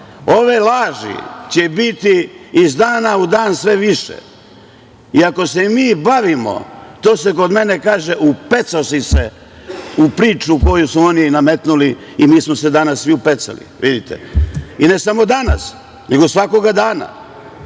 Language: Serbian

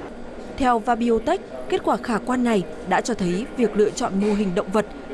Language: Vietnamese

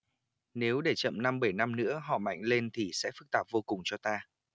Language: Vietnamese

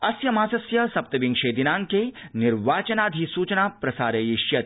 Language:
Sanskrit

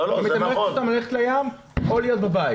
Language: Hebrew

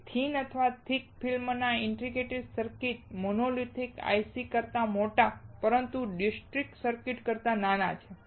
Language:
Gujarati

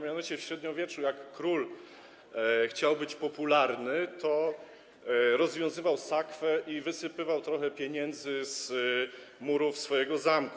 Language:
Polish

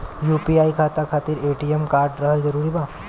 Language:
Bhojpuri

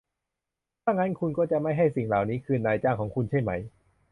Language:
Thai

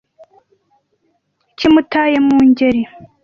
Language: Kinyarwanda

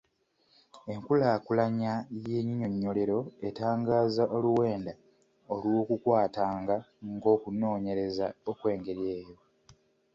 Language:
Ganda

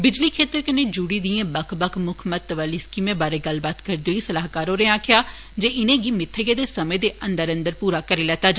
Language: Dogri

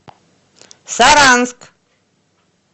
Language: Russian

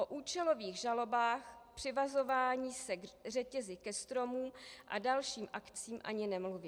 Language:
Czech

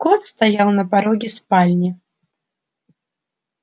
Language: Russian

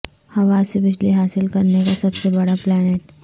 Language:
Urdu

